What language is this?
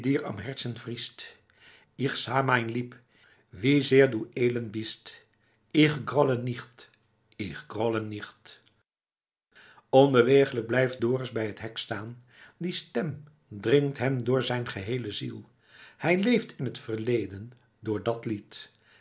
Dutch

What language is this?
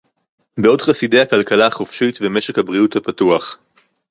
Hebrew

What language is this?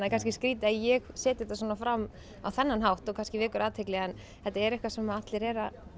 Icelandic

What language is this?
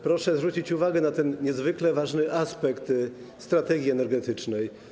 Polish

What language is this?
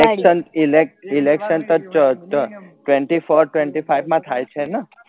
Gujarati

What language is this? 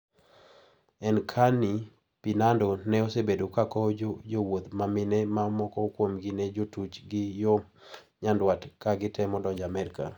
Luo (Kenya and Tanzania)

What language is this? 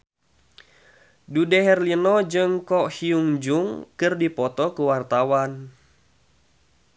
Sundanese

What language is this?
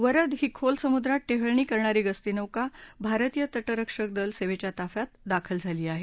Marathi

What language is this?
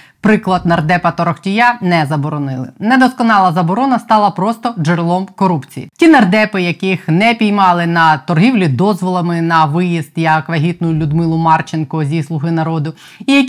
Ukrainian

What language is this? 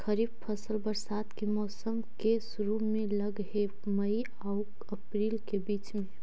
Magahi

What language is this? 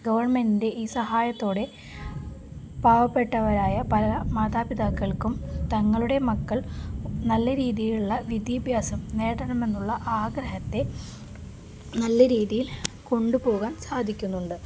Malayalam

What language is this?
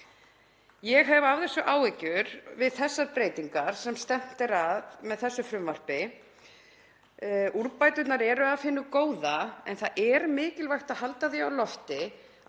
Icelandic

